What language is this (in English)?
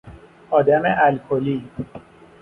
Persian